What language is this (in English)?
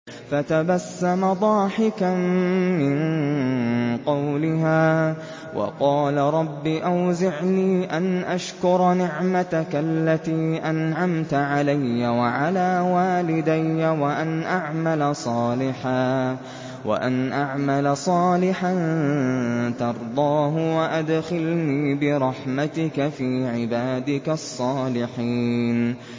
Arabic